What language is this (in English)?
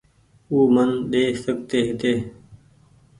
Goaria